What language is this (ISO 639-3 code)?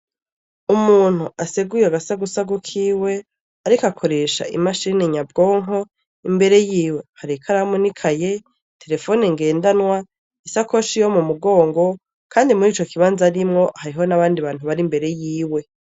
run